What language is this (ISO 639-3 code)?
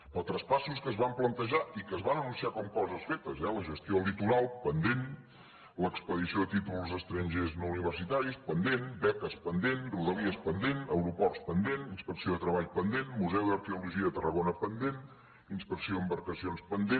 cat